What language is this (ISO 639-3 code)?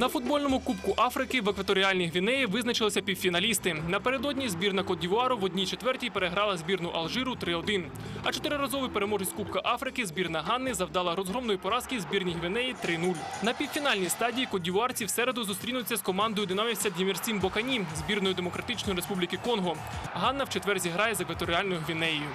ukr